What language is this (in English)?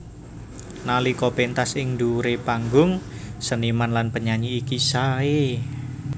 Javanese